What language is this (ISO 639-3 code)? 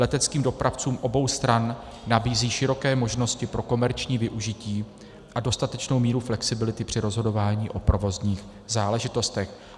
ces